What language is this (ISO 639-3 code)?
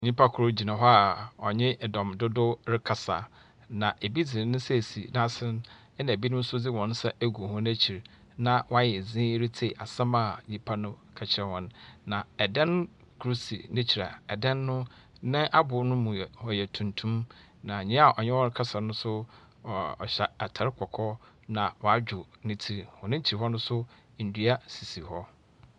aka